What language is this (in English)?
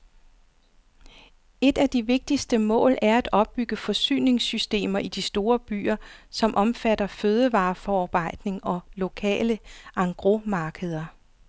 Danish